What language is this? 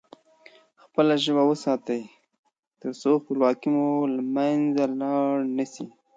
Pashto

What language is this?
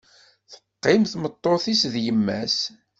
Kabyle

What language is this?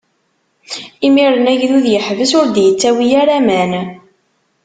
Kabyle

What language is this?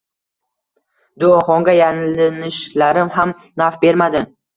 Uzbek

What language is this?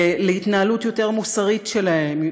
Hebrew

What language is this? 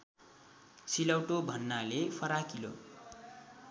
Nepali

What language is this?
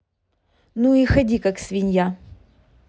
Russian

